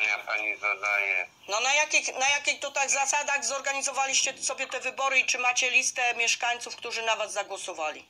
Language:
Polish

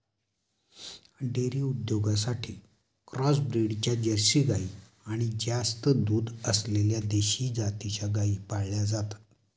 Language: Marathi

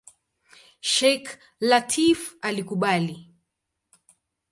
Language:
Swahili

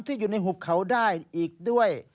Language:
Thai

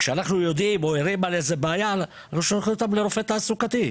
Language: Hebrew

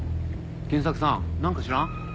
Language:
Japanese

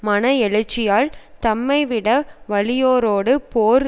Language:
Tamil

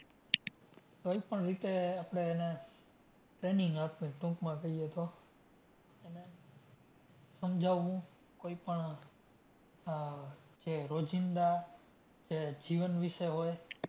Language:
Gujarati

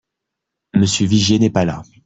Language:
French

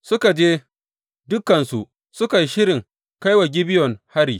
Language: Hausa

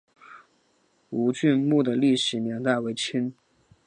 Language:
Chinese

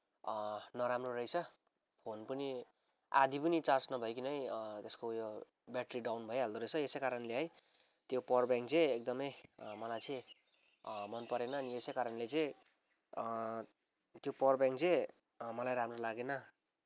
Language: Nepali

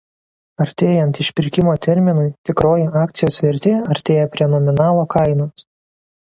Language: Lithuanian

